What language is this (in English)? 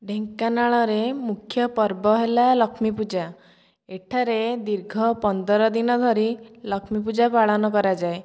Odia